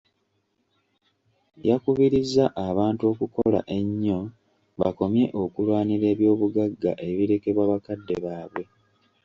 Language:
Ganda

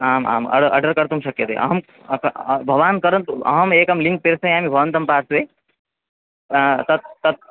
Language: Sanskrit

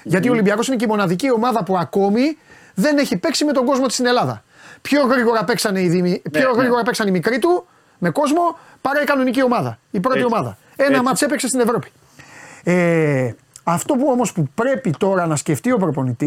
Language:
Greek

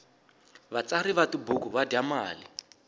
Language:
Tsonga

